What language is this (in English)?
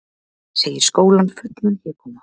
Icelandic